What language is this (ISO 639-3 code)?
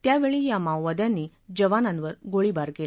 mar